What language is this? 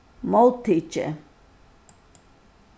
Faroese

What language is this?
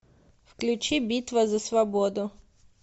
Russian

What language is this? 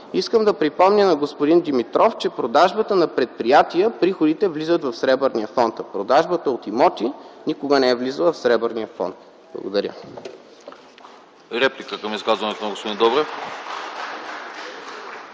Bulgarian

